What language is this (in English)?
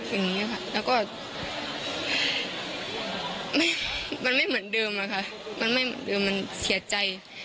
Thai